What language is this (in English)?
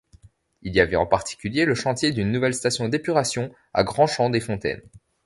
French